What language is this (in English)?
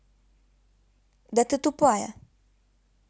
Russian